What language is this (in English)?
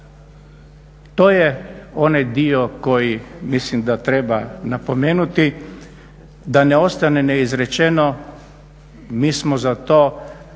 Croatian